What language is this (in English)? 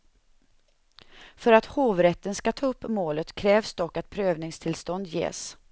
Swedish